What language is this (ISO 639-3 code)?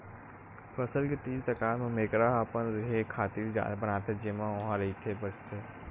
hne